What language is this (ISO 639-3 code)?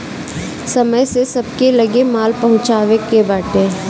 bho